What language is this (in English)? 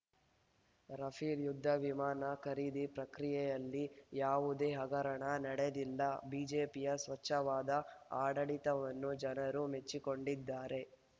Kannada